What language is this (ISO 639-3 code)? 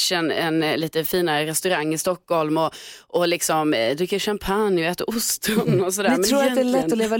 swe